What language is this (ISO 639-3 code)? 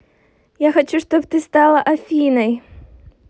rus